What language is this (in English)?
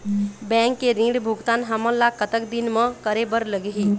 Chhattisgarhi